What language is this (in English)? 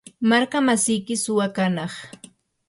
Yanahuanca Pasco Quechua